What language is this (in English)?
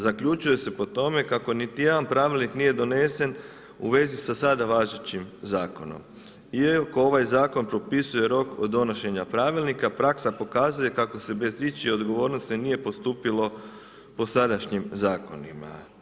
Croatian